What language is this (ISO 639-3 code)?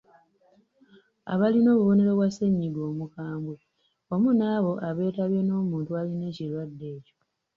lug